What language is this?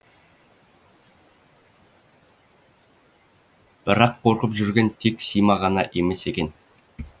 Kazakh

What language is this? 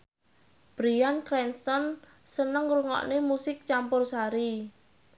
Javanese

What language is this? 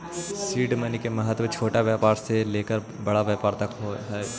Magahi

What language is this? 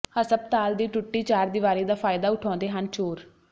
Punjabi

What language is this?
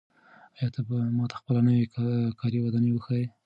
Pashto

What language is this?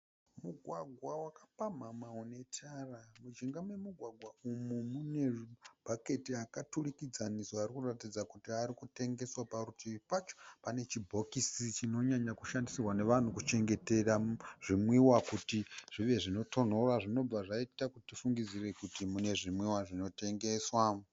Shona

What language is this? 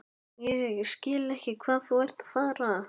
Icelandic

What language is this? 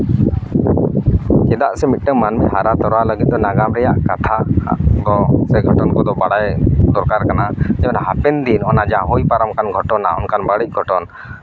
Santali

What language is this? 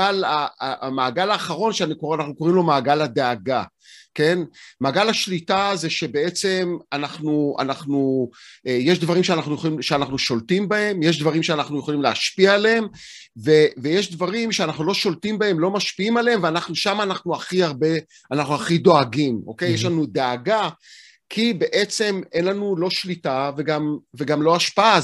Hebrew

